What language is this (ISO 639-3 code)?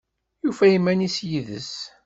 kab